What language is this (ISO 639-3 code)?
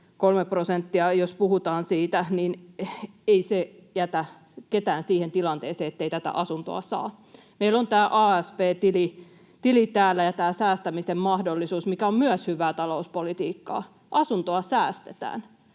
fin